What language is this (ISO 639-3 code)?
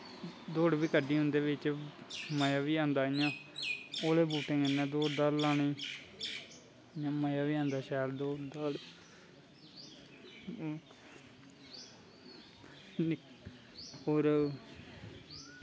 doi